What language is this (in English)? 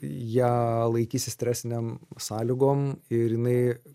Lithuanian